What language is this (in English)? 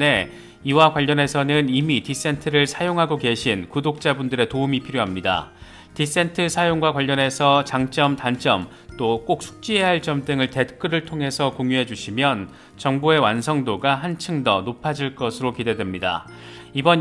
Korean